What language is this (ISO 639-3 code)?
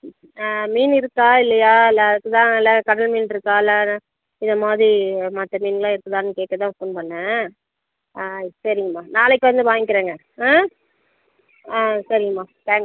tam